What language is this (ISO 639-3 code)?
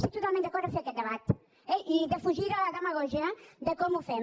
cat